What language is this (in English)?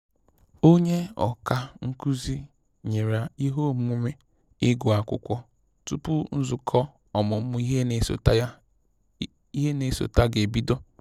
Igbo